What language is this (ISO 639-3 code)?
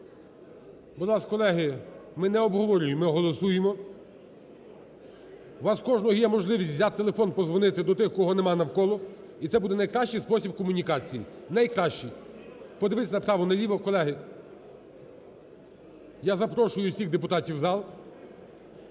ukr